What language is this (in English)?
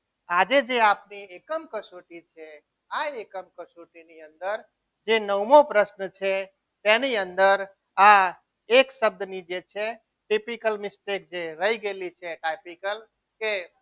Gujarati